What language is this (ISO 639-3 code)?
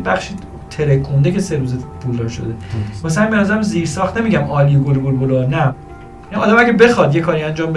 fas